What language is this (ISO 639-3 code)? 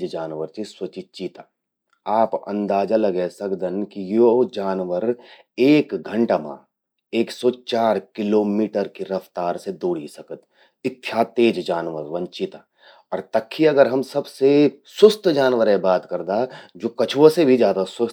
gbm